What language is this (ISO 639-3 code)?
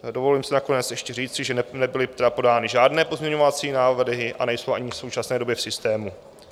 ces